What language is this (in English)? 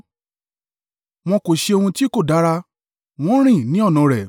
Yoruba